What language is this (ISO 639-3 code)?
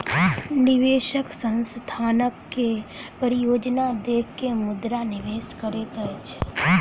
mai